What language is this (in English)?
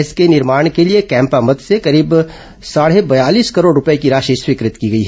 Hindi